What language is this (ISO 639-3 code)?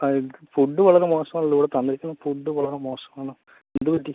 mal